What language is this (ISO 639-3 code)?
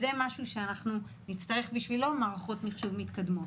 heb